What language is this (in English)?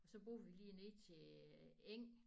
Danish